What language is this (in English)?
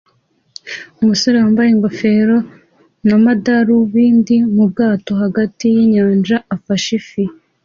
Kinyarwanda